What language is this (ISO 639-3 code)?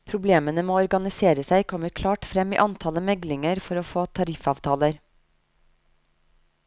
nor